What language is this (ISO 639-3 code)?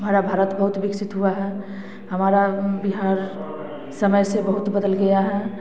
hin